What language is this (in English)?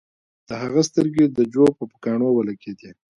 Pashto